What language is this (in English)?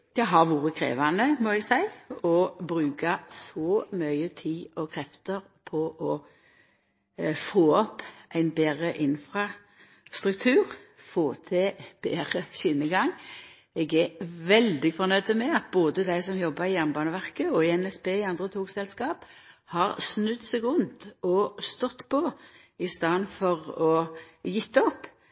Norwegian Nynorsk